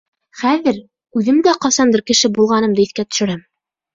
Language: Bashkir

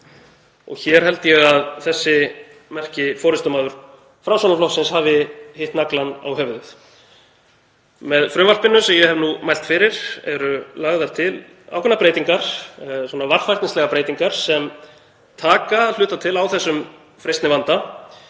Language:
Icelandic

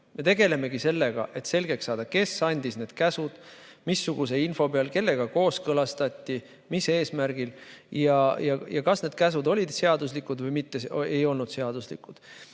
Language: Estonian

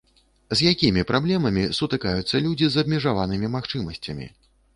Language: Belarusian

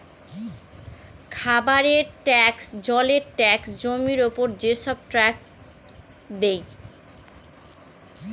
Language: Bangla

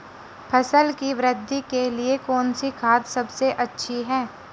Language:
Hindi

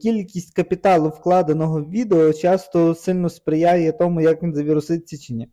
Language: Ukrainian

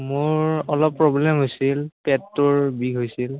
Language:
Assamese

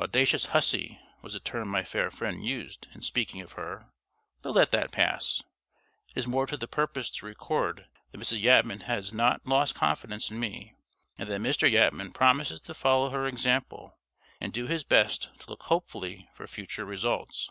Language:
English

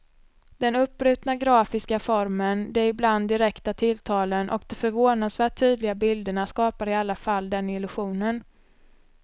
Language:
Swedish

